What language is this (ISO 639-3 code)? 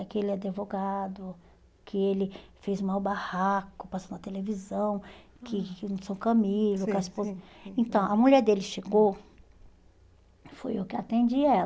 por